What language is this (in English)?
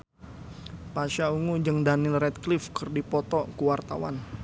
Sundanese